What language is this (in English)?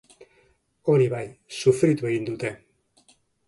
Basque